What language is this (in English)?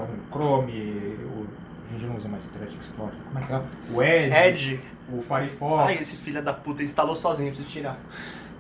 Portuguese